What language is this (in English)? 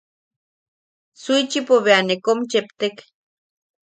Yaqui